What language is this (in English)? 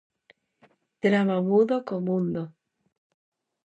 Galician